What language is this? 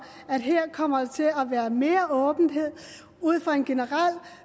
Danish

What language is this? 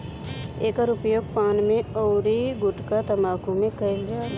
Bhojpuri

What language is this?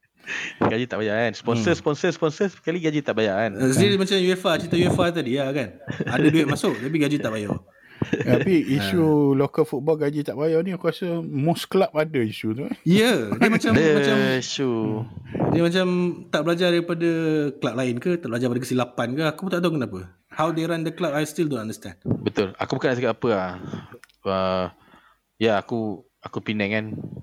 Malay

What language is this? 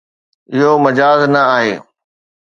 Sindhi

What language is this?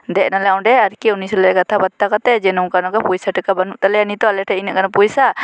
Santali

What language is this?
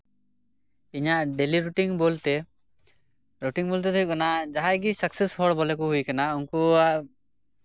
Santali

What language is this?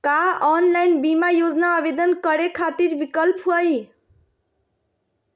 Magahi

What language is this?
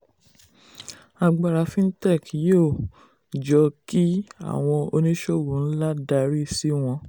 Yoruba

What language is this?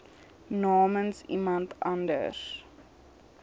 Afrikaans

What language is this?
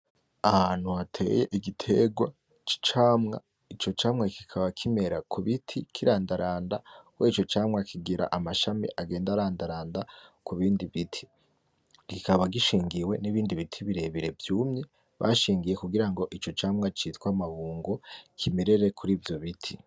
Rundi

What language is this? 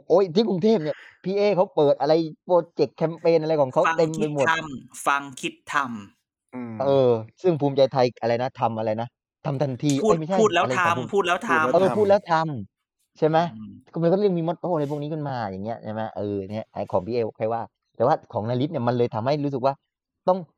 Thai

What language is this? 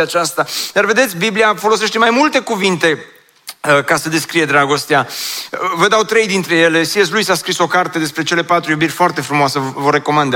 Romanian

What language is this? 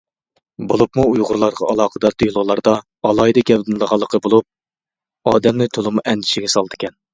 Uyghur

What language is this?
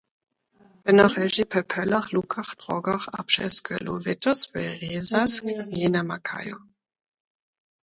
Lower Sorbian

